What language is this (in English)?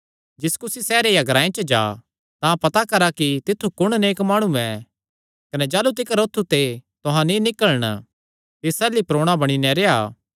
Kangri